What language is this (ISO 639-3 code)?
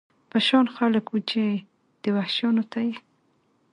pus